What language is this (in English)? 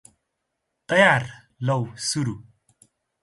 Nepali